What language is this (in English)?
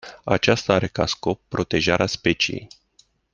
Romanian